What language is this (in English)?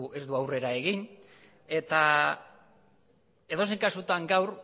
Basque